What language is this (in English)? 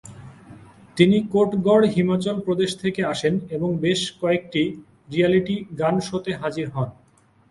Bangla